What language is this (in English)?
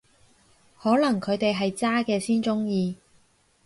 Cantonese